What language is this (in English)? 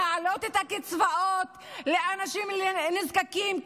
Hebrew